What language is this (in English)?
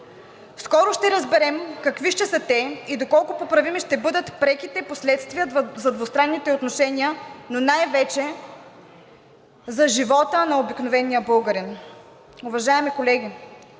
Bulgarian